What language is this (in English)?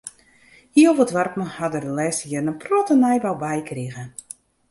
Western Frisian